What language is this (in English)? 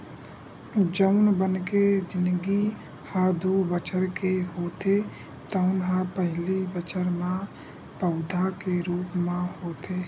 Chhattisgarhi